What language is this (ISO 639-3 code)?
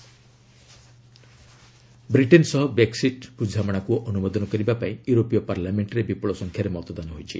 ori